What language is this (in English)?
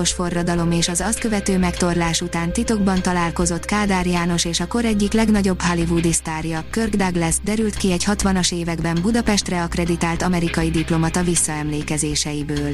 Hungarian